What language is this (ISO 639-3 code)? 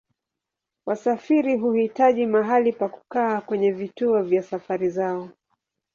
swa